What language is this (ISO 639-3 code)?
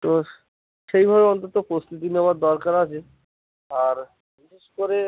ben